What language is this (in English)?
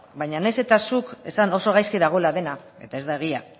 Basque